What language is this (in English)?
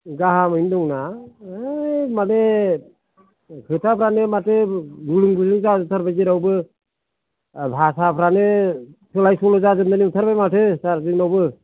Bodo